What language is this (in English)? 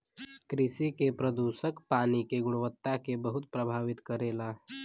Bhojpuri